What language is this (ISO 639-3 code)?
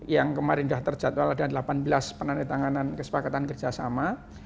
ind